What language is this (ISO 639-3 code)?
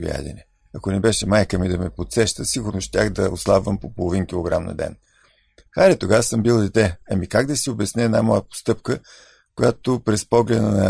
bul